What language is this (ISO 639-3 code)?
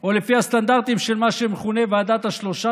heb